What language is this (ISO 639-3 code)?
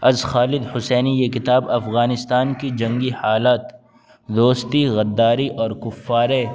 urd